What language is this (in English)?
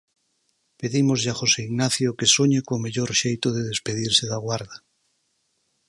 Galician